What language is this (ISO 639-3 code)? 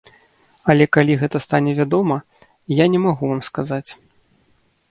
bel